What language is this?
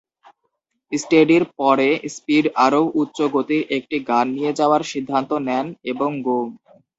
Bangla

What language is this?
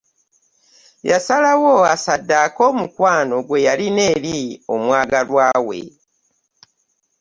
Ganda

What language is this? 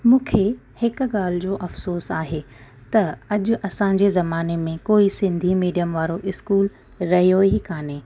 Sindhi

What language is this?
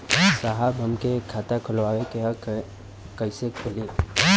Bhojpuri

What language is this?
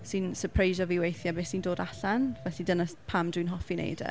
Welsh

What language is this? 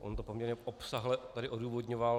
Czech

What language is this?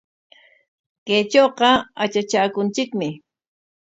Corongo Ancash Quechua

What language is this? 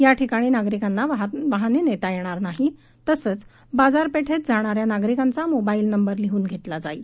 Marathi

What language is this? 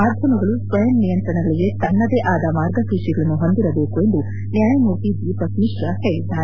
Kannada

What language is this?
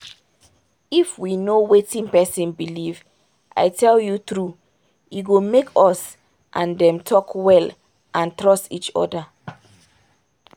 Nigerian Pidgin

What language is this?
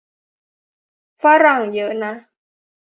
Thai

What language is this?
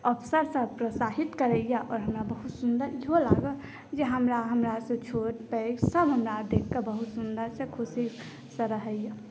Maithili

